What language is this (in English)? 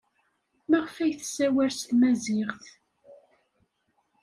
Kabyle